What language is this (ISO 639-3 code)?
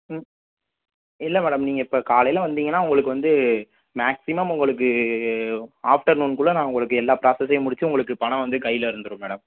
tam